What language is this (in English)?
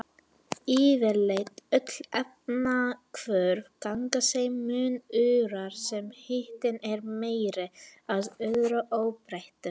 Icelandic